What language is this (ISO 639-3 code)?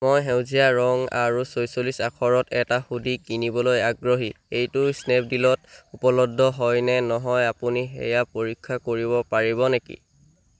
asm